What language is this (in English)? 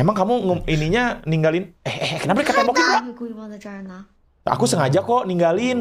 Indonesian